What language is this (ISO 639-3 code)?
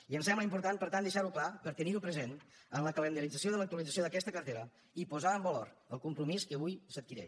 cat